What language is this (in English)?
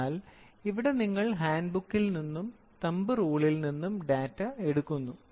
Malayalam